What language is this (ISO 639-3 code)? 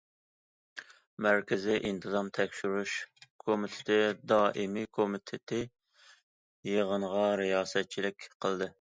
uig